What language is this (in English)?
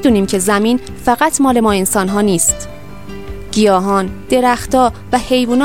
Persian